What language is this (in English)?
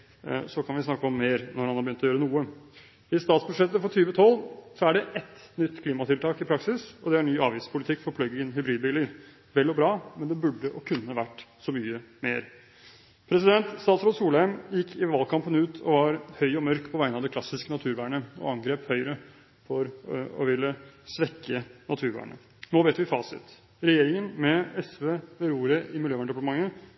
Norwegian Bokmål